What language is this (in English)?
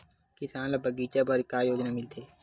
Chhattisgarhi